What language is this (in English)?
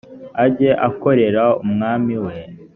Kinyarwanda